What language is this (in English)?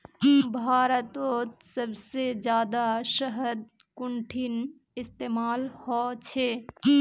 Magahi